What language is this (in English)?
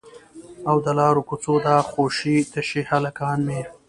Pashto